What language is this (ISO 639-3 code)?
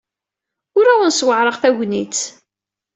kab